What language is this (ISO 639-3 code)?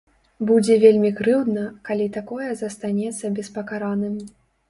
bel